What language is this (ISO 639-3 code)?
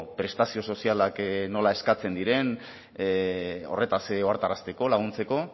eus